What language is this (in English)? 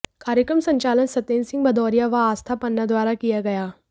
Hindi